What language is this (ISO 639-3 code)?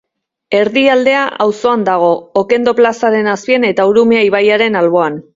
eus